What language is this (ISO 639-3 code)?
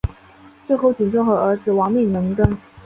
zho